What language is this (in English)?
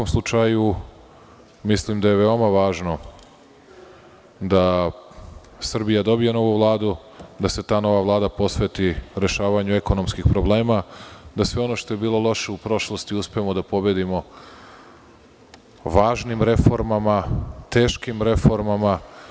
Serbian